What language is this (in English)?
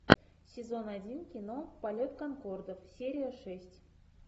Russian